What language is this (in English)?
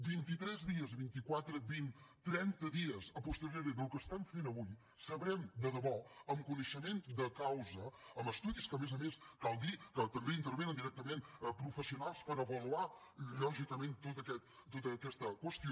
Catalan